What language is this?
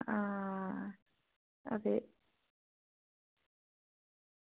Dogri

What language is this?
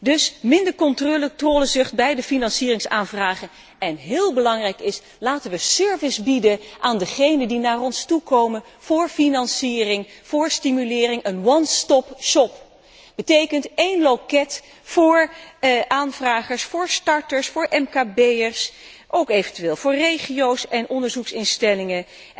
Dutch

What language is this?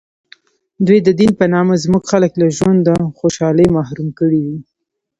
Pashto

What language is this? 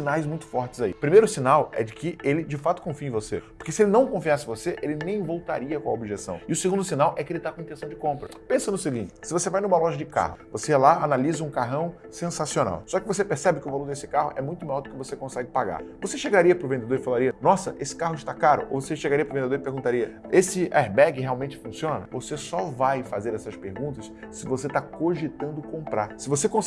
Portuguese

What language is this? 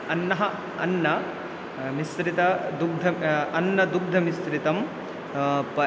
Sanskrit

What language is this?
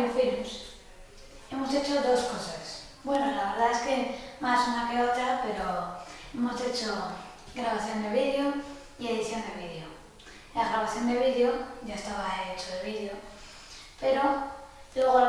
Spanish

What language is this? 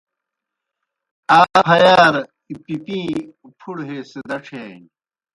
Kohistani Shina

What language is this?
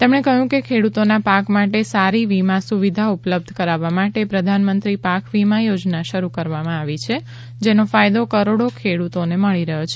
Gujarati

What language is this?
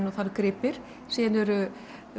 Icelandic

